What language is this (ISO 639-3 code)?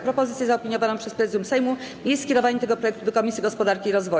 pol